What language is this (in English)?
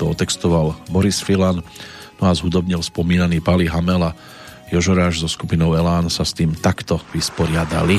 Slovak